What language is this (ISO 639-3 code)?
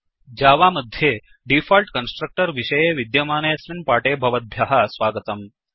san